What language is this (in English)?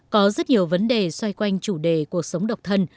Vietnamese